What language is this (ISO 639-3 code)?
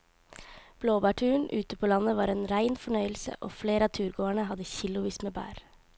nor